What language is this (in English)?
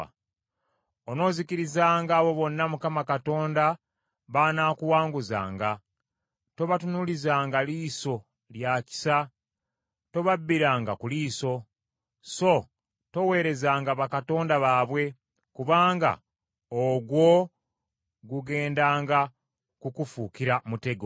Ganda